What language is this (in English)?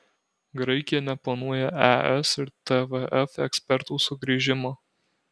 Lithuanian